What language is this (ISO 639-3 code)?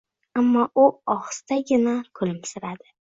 uzb